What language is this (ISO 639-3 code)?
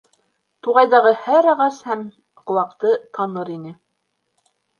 bak